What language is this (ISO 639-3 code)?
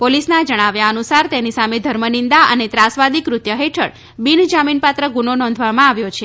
guj